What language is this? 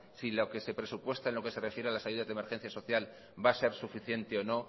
Spanish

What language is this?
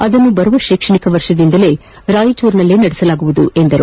Kannada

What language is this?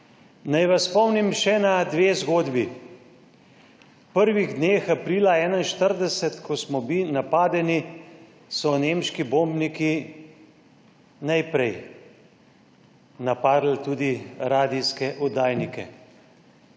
Slovenian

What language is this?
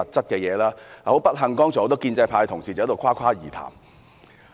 Cantonese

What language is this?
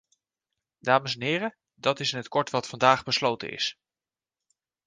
Dutch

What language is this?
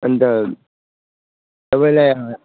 Nepali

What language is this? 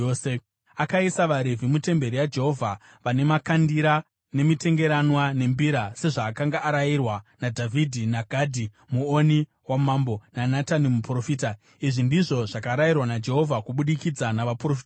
Shona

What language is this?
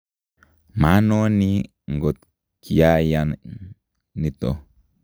Kalenjin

